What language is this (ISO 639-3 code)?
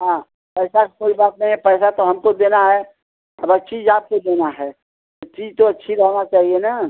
hin